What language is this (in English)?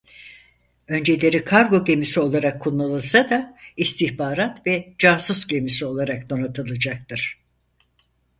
Turkish